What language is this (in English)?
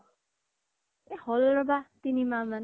Assamese